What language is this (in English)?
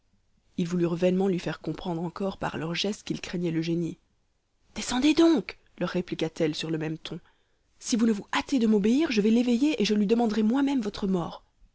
French